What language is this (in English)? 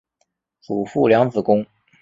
Chinese